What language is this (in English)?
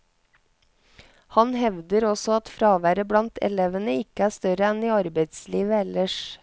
Norwegian